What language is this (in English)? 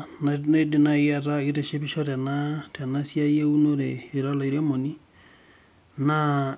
Masai